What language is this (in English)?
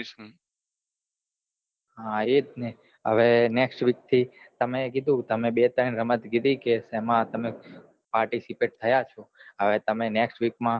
Gujarati